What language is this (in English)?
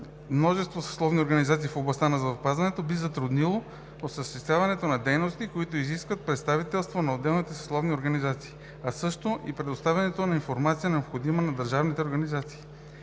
Bulgarian